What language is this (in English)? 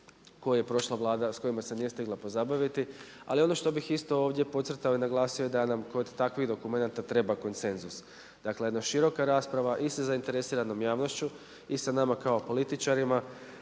Croatian